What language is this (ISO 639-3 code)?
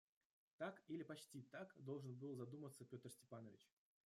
rus